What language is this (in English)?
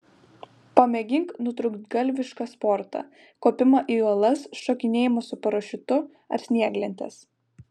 Lithuanian